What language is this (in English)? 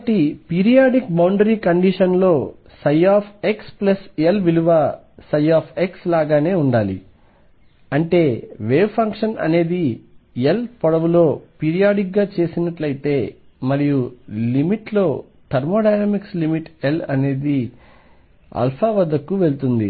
Telugu